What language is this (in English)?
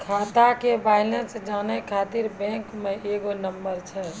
Maithili